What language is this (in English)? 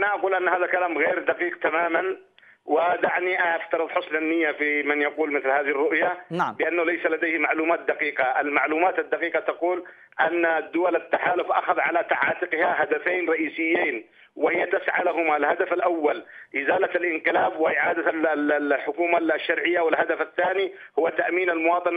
Arabic